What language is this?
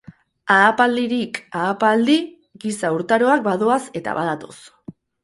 Basque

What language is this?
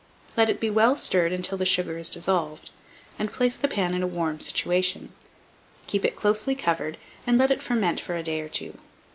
English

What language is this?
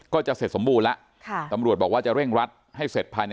Thai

